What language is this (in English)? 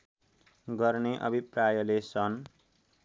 Nepali